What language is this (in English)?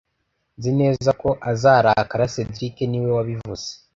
Kinyarwanda